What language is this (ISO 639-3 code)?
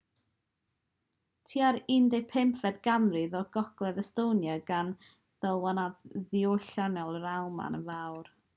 cym